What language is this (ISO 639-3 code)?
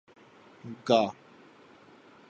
urd